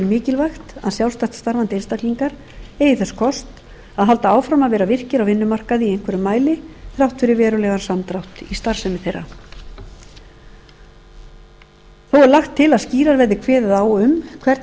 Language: Icelandic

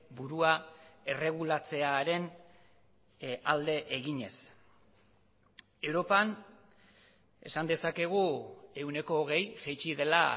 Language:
Basque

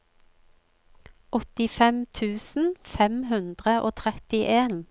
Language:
Norwegian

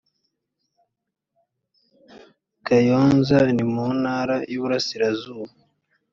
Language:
Kinyarwanda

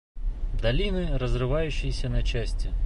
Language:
Bashkir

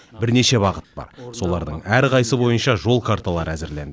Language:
Kazakh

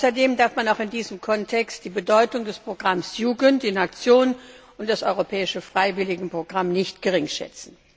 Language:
German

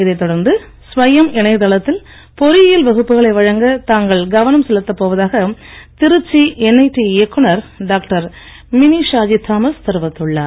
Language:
Tamil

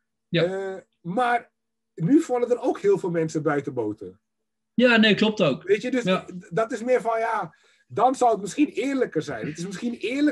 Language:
Dutch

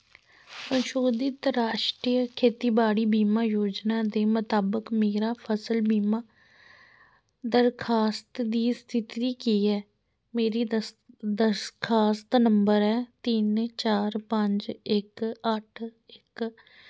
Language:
Dogri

